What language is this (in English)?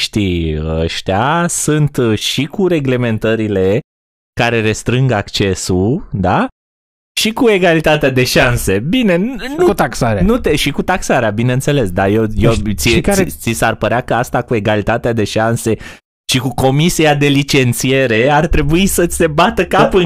Romanian